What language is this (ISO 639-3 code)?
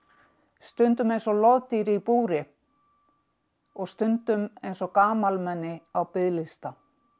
isl